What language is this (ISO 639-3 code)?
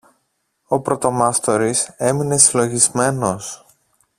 ell